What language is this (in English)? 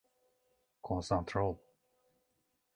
Turkish